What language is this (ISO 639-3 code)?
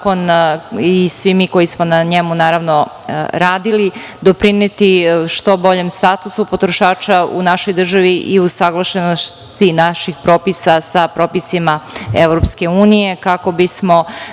srp